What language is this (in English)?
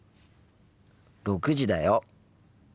Japanese